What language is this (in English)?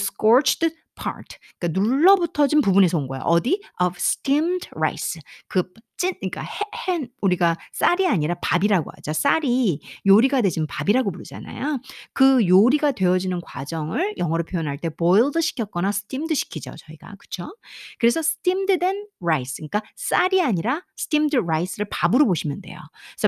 Korean